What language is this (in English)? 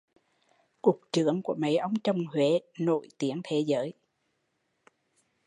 Vietnamese